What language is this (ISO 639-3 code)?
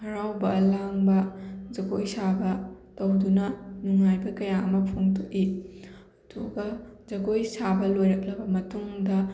mni